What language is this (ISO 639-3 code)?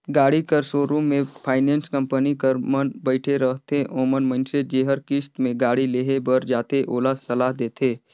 hne